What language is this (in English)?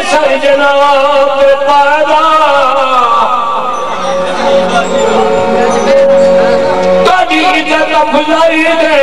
Arabic